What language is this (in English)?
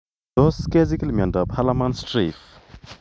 Kalenjin